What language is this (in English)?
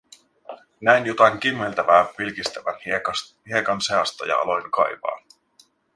Finnish